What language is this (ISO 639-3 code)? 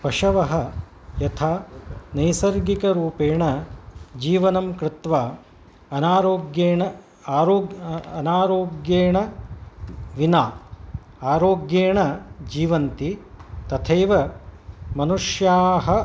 san